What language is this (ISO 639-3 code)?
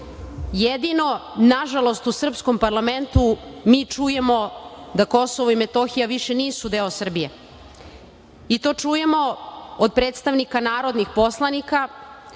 srp